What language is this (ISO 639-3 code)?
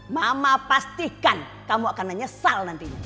ind